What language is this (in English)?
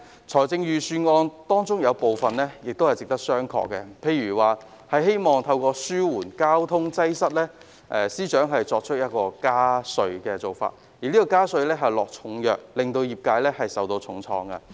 Cantonese